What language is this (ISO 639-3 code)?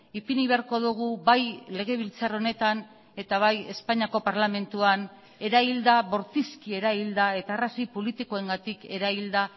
eus